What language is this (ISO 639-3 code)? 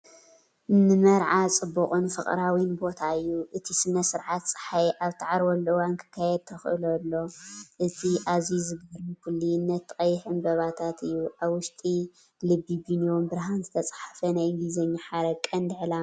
tir